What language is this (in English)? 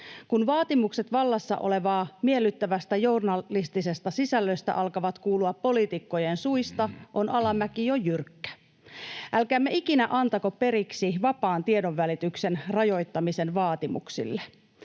Finnish